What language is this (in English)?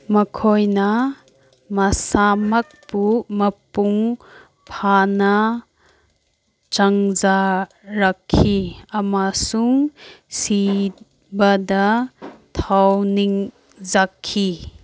Manipuri